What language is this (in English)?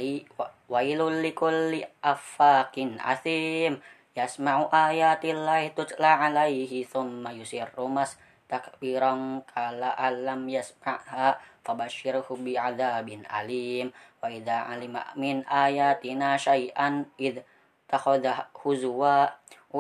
Indonesian